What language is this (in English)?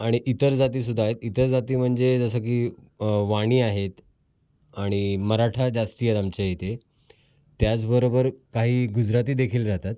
Marathi